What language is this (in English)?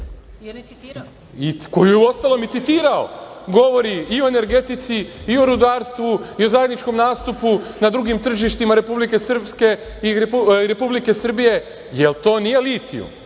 Serbian